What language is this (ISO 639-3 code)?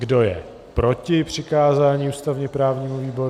ces